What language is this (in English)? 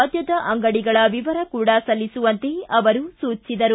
Kannada